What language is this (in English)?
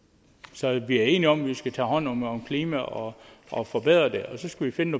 Danish